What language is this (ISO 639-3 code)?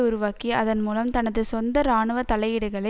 tam